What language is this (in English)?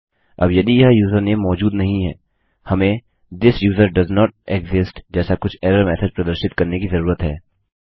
Hindi